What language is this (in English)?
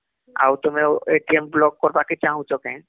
Odia